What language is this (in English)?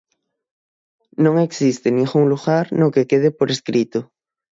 Galician